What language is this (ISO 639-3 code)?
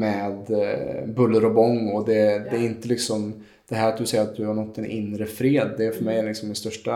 swe